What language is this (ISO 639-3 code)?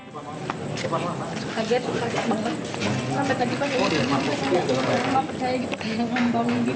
ind